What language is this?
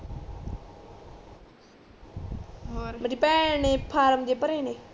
Punjabi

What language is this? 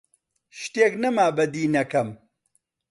Central Kurdish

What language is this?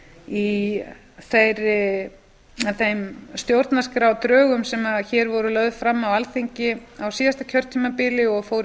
Icelandic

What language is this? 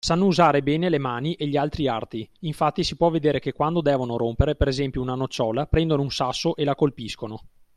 Italian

